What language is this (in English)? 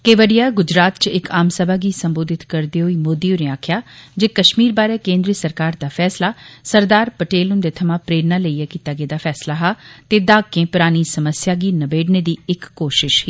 Dogri